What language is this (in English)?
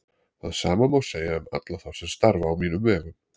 Icelandic